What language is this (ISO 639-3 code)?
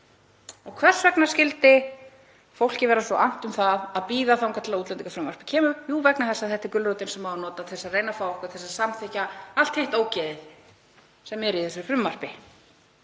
isl